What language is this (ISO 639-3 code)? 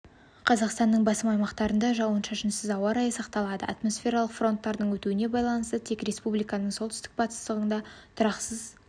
kaz